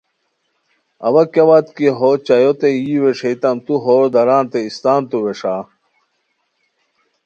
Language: Khowar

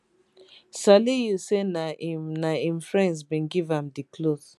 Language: Nigerian Pidgin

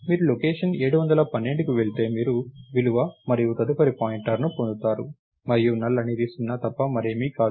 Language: Telugu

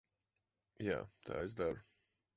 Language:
Latvian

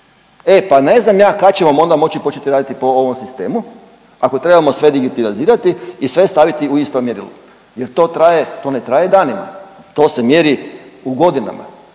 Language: Croatian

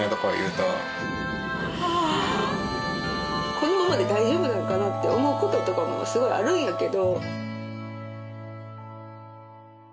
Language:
Japanese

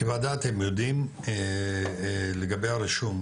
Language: Hebrew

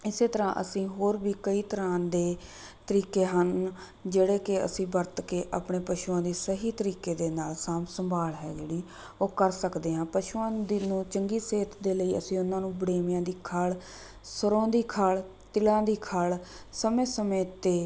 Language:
Punjabi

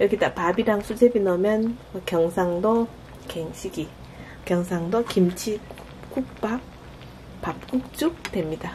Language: Korean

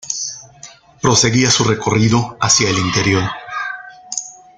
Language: Spanish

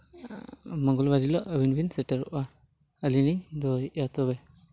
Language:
Santali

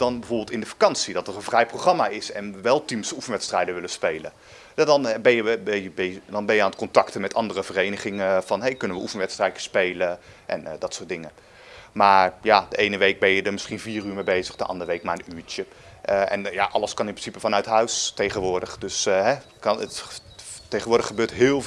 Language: Dutch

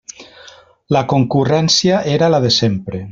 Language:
Catalan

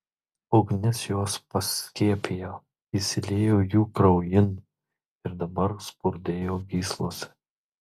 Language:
Lithuanian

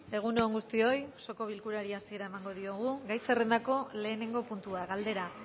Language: Basque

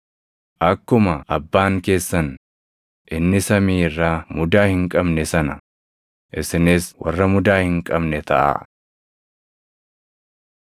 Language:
Oromo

